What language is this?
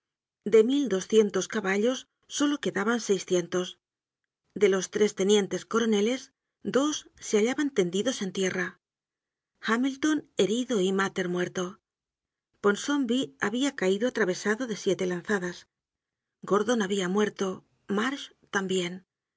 Spanish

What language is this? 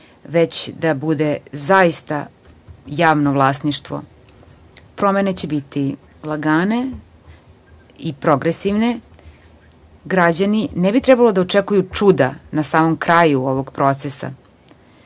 Serbian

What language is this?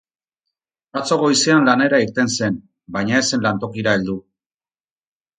Basque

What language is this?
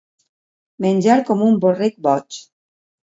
Catalan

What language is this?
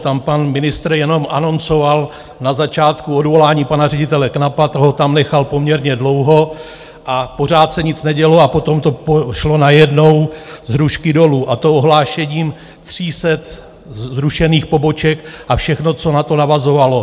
Czech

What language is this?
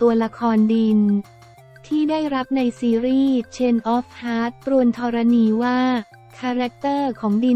Thai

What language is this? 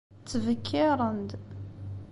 Kabyle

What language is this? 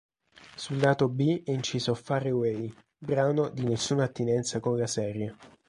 Italian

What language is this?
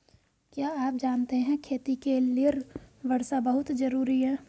Hindi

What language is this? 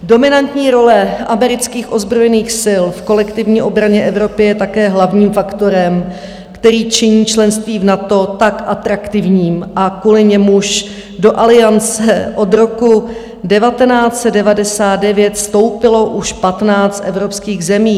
Czech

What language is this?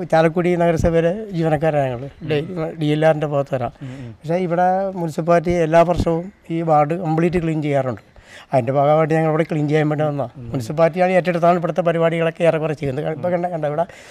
Malayalam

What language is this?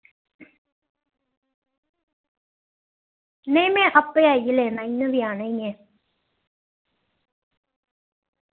Dogri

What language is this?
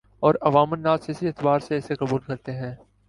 Urdu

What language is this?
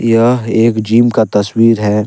Hindi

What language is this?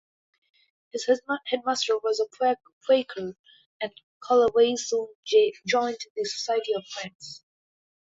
English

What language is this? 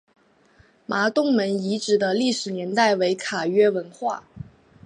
Chinese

